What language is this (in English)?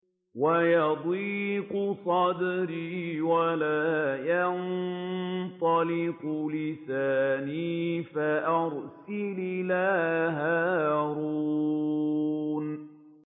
Arabic